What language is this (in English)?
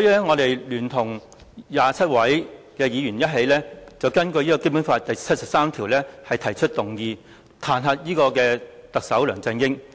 Cantonese